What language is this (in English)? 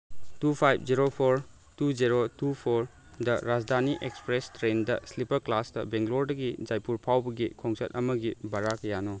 Manipuri